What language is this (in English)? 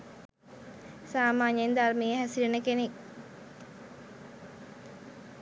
Sinhala